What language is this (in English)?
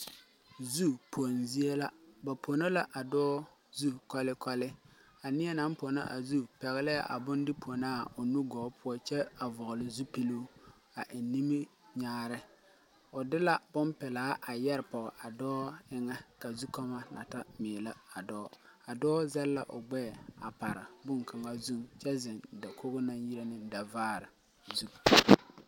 Southern Dagaare